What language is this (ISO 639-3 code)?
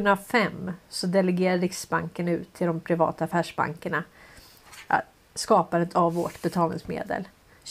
swe